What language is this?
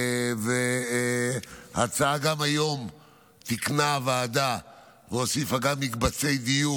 Hebrew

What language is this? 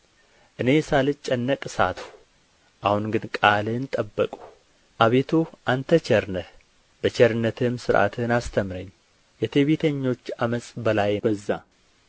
Amharic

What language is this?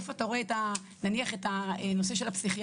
Hebrew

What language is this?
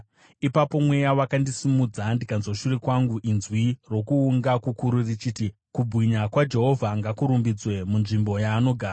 Shona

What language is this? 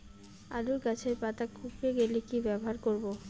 Bangla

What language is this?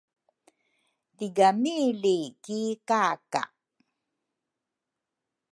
Rukai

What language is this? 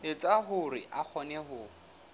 Southern Sotho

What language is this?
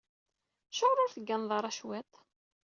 Kabyle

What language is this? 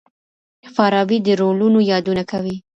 Pashto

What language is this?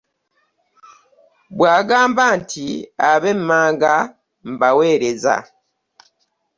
Ganda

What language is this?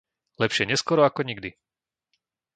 Slovak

